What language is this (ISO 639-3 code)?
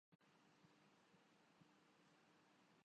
urd